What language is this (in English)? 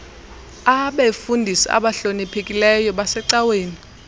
Xhosa